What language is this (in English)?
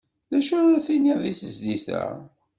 Kabyle